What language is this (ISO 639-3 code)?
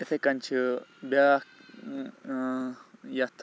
kas